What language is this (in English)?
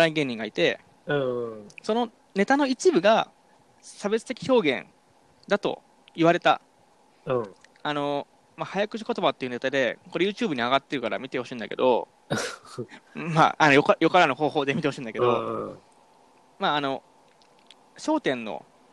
Japanese